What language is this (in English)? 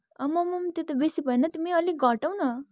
Nepali